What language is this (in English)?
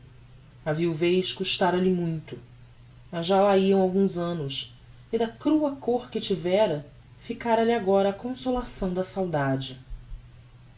Portuguese